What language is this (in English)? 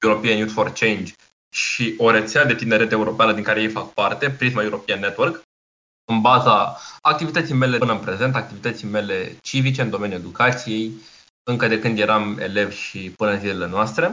Romanian